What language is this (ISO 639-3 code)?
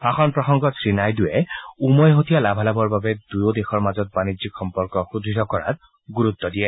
asm